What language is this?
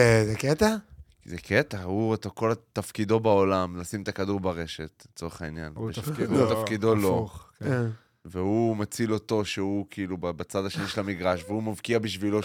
Hebrew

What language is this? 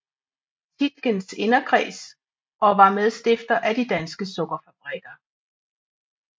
Danish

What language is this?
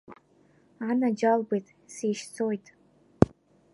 Abkhazian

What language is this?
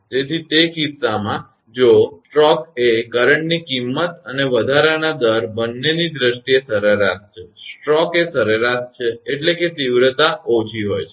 Gujarati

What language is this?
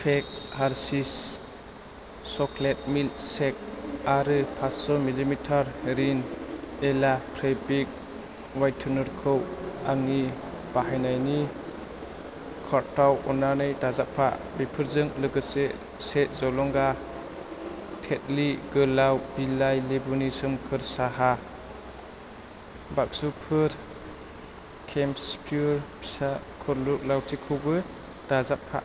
Bodo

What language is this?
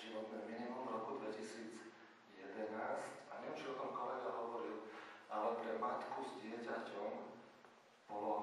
Slovak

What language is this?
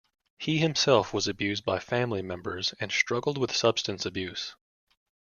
English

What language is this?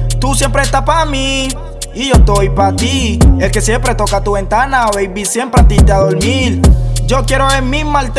Spanish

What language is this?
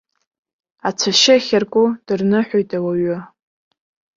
Abkhazian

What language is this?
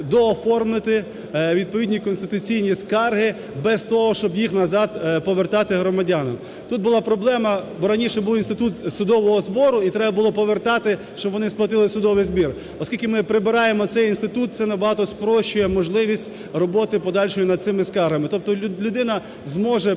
Ukrainian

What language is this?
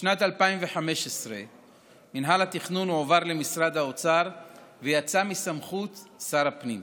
Hebrew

